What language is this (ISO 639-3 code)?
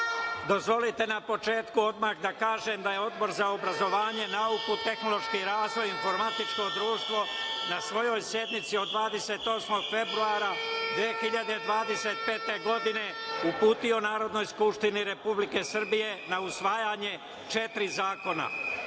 srp